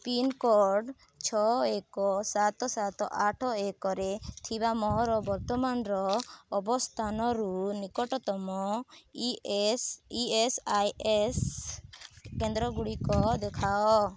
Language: Odia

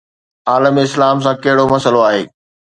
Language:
Sindhi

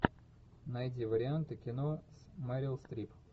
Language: Russian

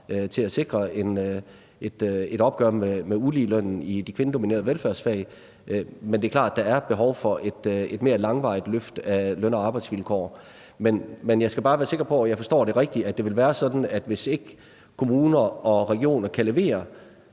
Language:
Danish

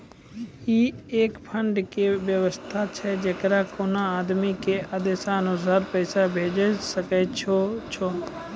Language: Maithili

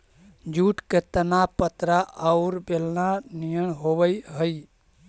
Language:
Magahi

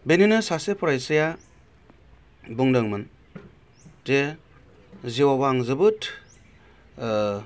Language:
Bodo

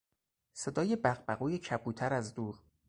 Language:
Persian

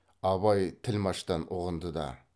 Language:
Kazakh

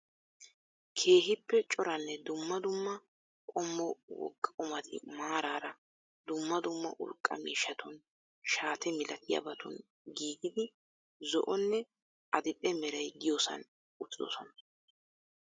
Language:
Wolaytta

